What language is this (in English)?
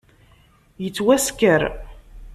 Kabyle